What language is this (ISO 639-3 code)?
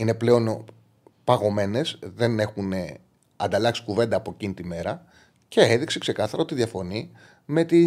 ell